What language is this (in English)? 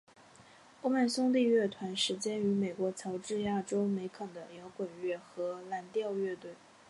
Chinese